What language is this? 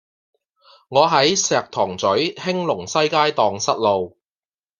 Cantonese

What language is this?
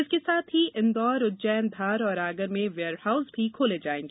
Hindi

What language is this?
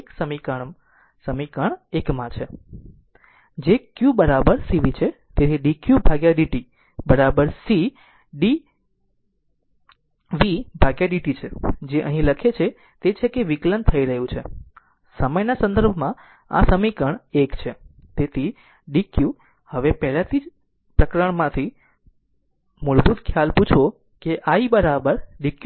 Gujarati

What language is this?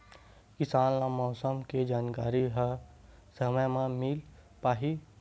Chhattisgarhi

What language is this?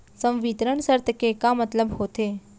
Chhattisgarhi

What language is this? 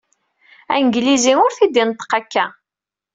Kabyle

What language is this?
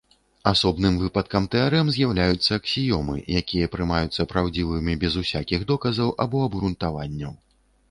Belarusian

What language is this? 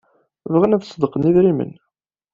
Kabyle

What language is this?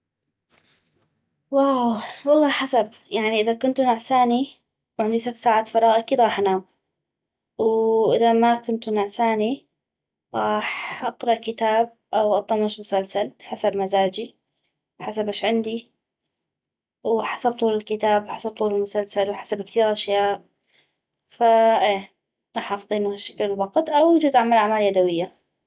North Mesopotamian Arabic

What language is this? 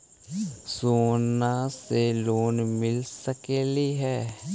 Magahi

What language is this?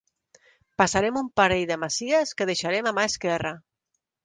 Catalan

